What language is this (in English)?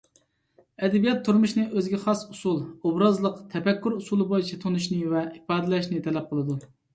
Uyghur